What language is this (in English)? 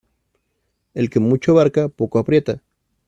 Spanish